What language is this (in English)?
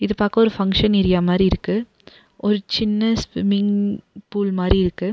Tamil